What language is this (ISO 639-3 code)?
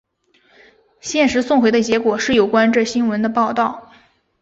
zho